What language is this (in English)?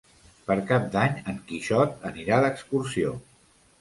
Catalan